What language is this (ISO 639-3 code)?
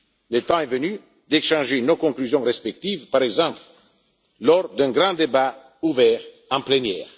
fra